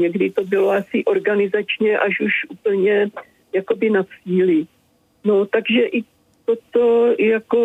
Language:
Czech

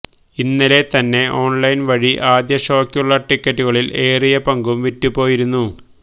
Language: Malayalam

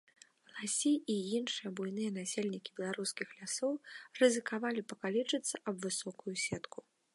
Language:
Belarusian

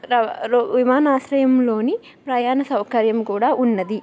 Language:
Telugu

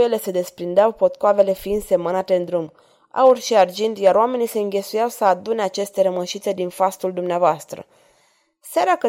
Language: Romanian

